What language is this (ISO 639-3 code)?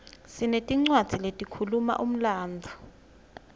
ssw